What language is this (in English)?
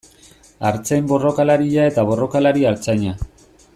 Basque